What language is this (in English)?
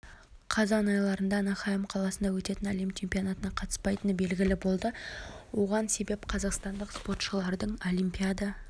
Kazakh